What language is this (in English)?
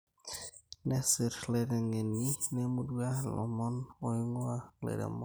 Masai